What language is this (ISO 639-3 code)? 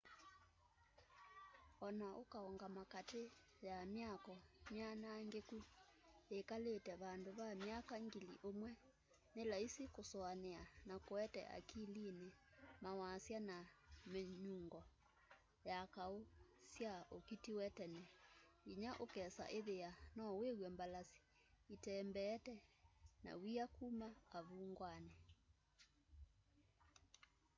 kam